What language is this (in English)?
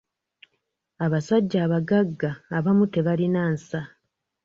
Ganda